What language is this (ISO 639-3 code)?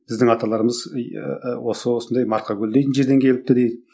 kaz